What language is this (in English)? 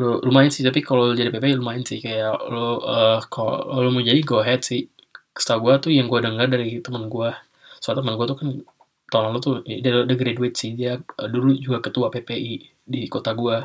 Indonesian